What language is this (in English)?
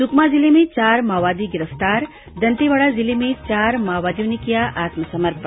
Hindi